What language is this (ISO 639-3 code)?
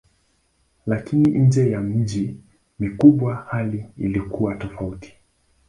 swa